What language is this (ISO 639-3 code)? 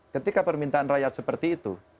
ind